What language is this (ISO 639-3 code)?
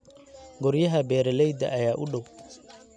som